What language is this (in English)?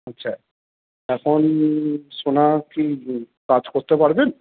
Bangla